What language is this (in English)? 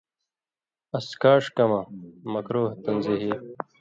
Indus Kohistani